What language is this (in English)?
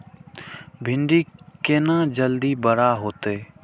Maithili